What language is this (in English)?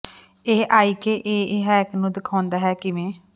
Punjabi